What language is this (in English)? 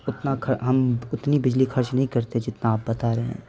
Urdu